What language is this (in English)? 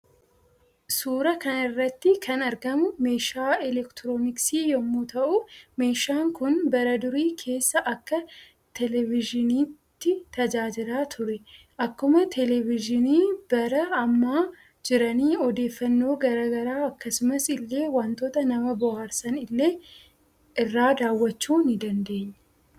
Oromo